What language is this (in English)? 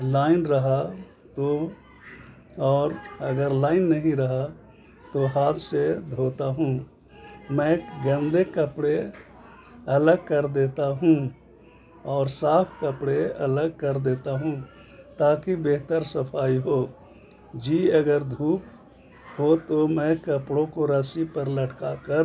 Urdu